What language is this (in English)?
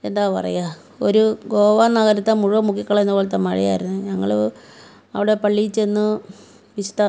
Malayalam